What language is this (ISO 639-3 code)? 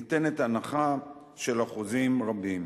heb